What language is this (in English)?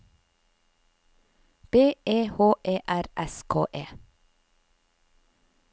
Norwegian